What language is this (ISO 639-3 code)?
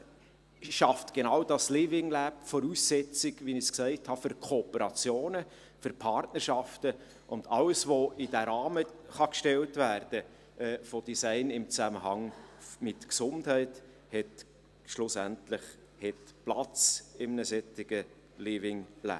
gsw